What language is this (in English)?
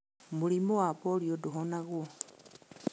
Kikuyu